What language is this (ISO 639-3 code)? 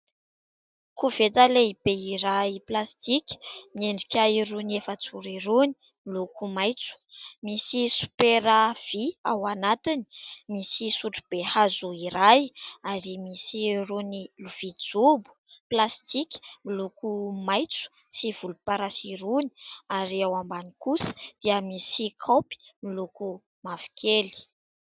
mlg